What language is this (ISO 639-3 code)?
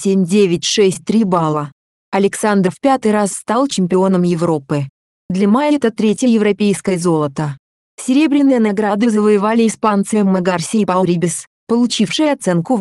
rus